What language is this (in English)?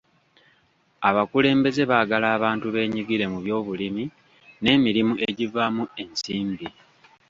Ganda